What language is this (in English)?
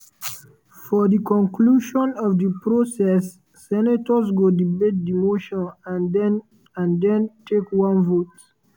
Nigerian Pidgin